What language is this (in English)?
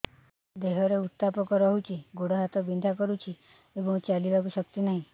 Odia